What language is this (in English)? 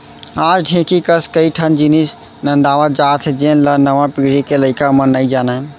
Chhattisgarhi